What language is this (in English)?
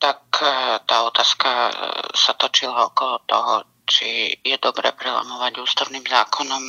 Slovak